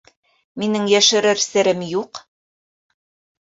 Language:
Bashkir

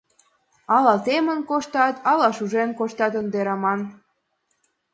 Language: Mari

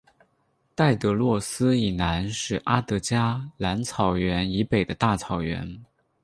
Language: Chinese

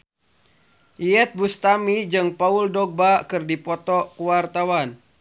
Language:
Sundanese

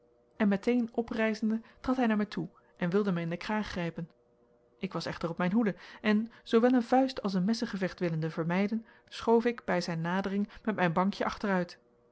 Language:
Dutch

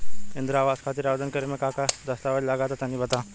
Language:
Bhojpuri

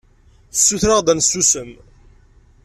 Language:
Kabyle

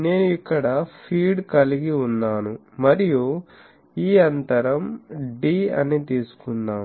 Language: Telugu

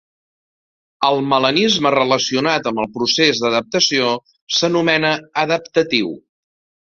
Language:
Catalan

